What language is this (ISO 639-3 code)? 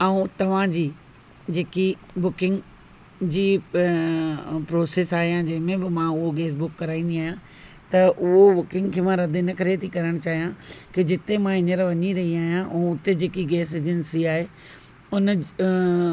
snd